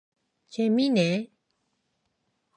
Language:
Korean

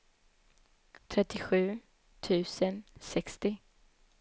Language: Swedish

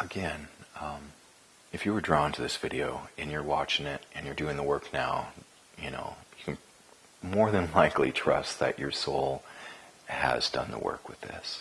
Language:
English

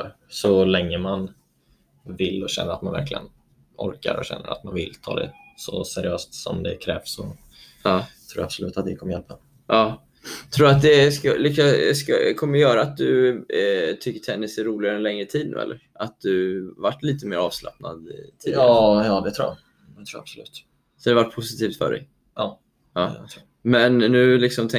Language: Swedish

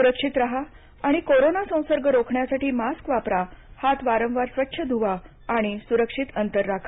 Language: Marathi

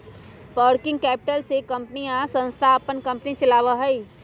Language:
Magahi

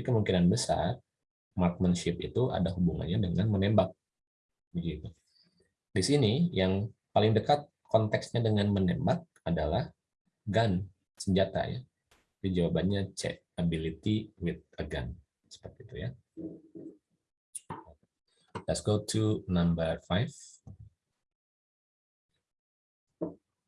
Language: Indonesian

